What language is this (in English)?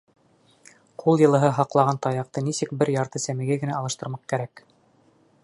Bashkir